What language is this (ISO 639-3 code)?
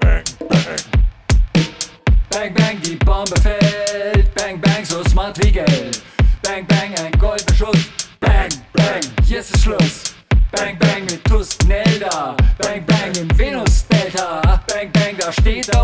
deu